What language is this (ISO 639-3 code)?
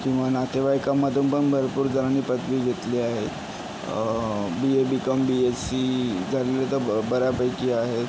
mar